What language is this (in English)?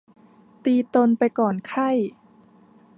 Thai